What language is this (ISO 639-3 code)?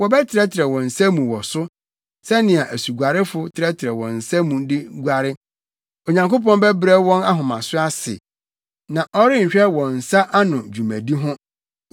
aka